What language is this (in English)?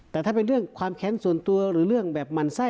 Thai